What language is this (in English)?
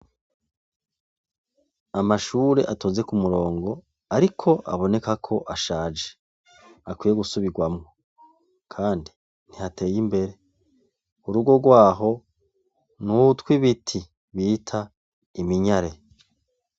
Rundi